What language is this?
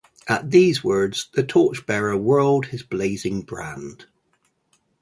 English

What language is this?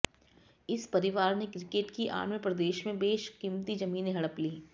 Hindi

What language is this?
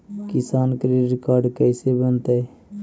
Magahi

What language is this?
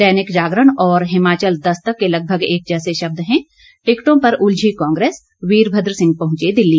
Hindi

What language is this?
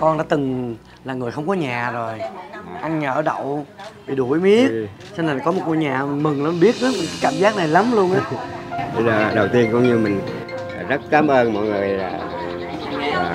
Vietnamese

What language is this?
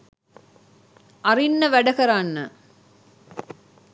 Sinhala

